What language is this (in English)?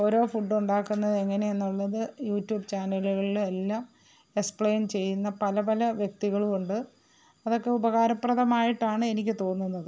Malayalam